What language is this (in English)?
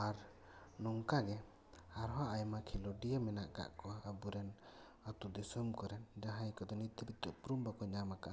Santali